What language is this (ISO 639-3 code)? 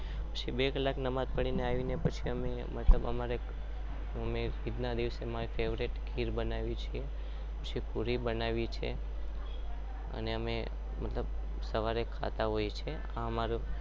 guj